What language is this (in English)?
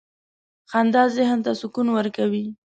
Pashto